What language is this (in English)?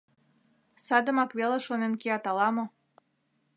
Mari